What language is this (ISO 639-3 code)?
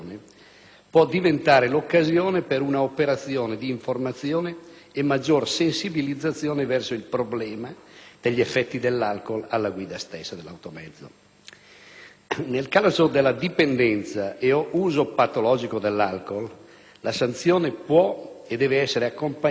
ita